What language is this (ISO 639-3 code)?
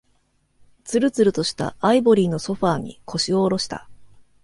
jpn